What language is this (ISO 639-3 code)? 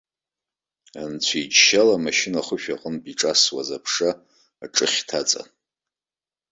abk